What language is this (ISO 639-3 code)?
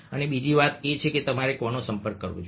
guj